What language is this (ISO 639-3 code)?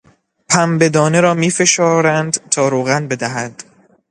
fas